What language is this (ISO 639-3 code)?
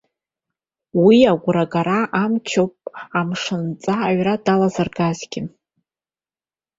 abk